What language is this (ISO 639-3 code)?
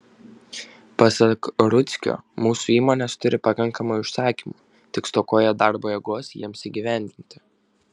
lit